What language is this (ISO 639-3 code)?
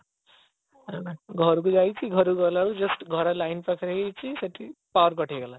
ori